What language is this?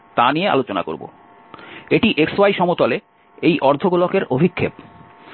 Bangla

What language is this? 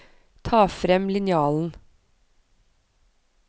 Norwegian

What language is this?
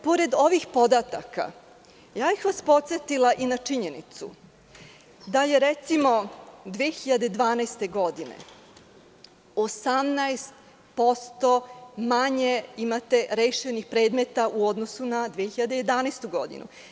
Serbian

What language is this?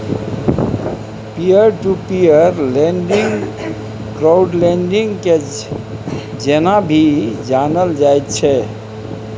Maithili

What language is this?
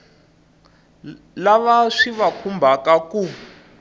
Tsonga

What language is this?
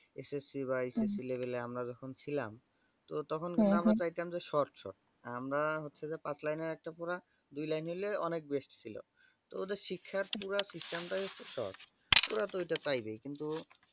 Bangla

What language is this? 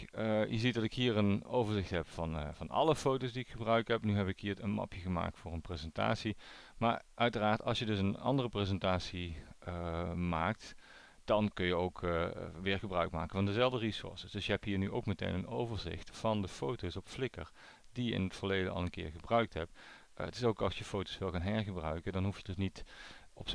Dutch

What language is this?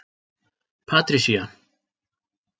Icelandic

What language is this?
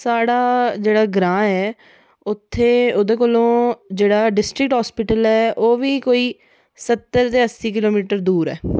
Dogri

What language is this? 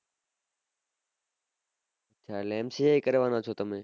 Gujarati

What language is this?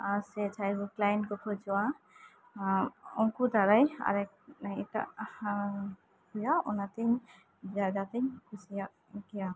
Santali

